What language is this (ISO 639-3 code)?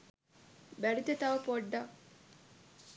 sin